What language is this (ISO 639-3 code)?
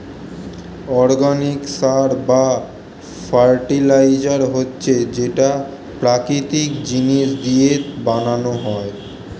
ben